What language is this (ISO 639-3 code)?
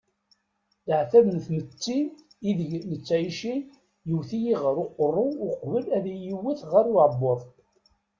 kab